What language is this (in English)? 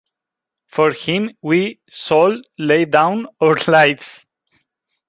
Spanish